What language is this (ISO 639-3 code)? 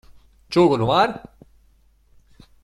lav